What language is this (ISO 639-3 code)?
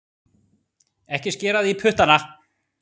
isl